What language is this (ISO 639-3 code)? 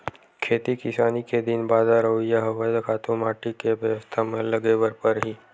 hne